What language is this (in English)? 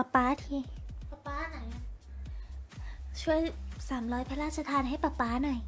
Thai